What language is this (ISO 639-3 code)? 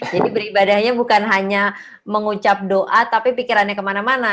ind